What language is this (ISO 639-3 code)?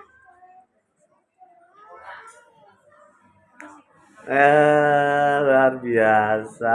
ind